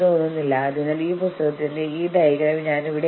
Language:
Malayalam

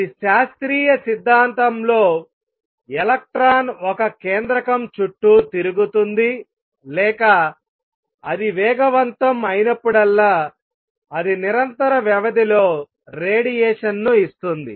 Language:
Telugu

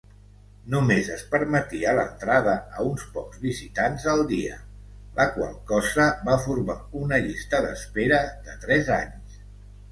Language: Catalan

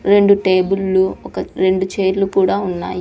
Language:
Telugu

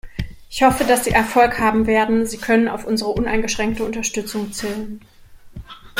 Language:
German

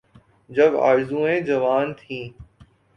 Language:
Urdu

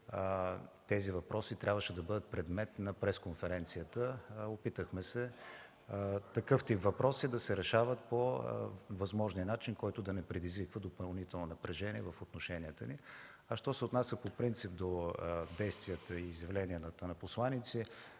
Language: Bulgarian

